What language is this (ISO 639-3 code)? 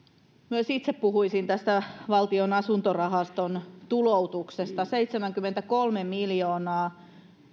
fin